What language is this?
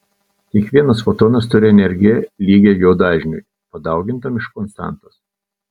Lithuanian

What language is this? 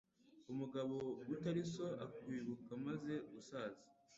Kinyarwanda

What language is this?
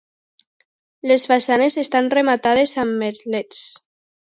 Catalan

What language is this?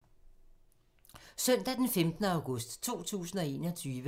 Danish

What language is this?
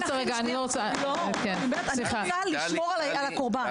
Hebrew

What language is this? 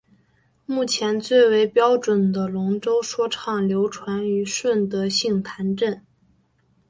Chinese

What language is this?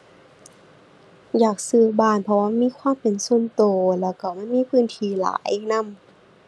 Thai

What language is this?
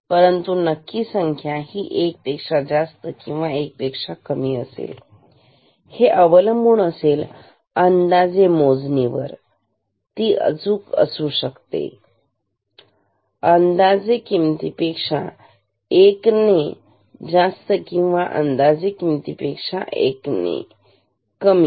Marathi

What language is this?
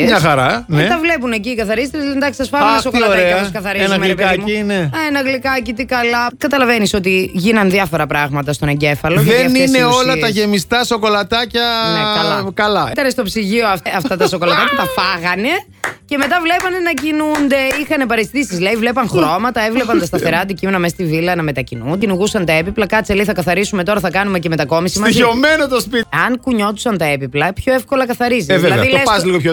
Greek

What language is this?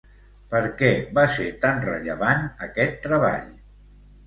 Catalan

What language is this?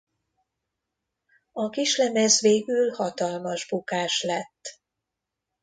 Hungarian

